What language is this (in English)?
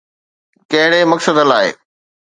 Sindhi